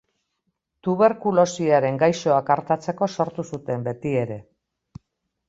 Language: Basque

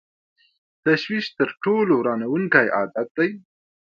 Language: Pashto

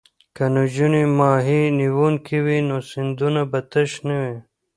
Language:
Pashto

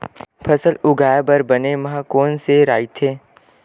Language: Chhattisgarhi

